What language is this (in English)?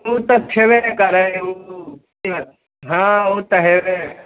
Maithili